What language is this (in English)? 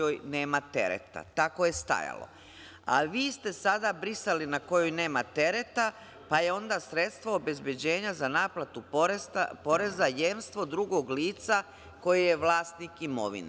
Serbian